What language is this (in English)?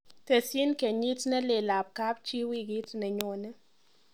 Kalenjin